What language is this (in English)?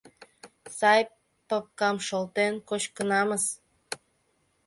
Mari